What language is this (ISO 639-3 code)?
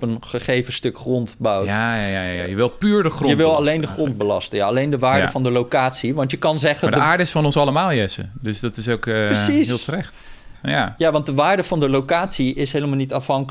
nld